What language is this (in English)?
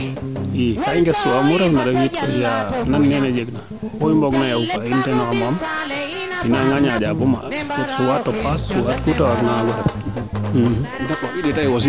Serer